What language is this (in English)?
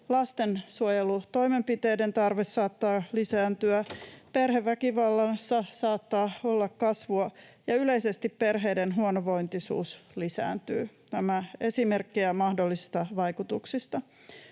Finnish